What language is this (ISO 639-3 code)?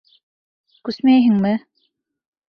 bak